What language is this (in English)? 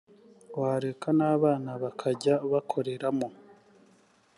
Kinyarwanda